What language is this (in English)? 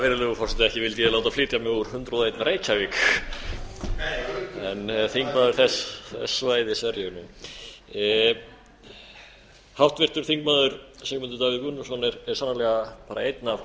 Icelandic